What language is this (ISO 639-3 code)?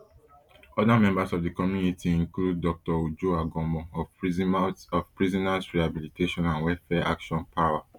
pcm